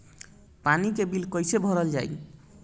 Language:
Bhojpuri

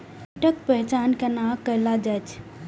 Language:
Maithili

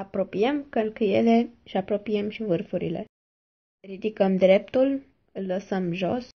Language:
Romanian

